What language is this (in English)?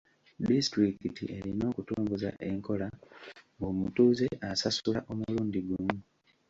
Ganda